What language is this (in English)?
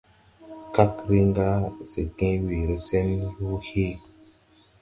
Tupuri